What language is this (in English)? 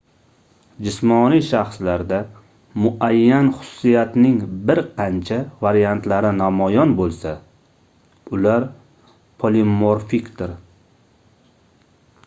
Uzbek